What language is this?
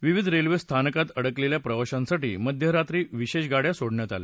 Marathi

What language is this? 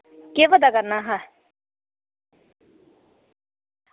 Dogri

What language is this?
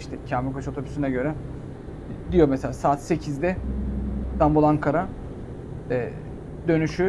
Turkish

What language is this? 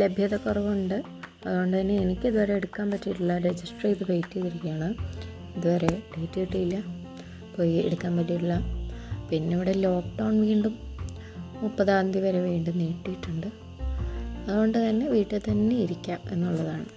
Malayalam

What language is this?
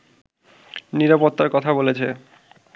Bangla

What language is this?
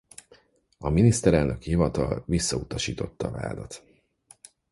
Hungarian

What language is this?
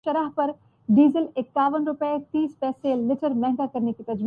Urdu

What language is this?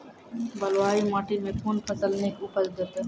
Maithili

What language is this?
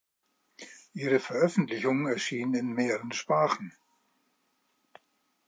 German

